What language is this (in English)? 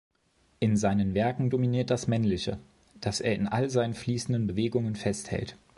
German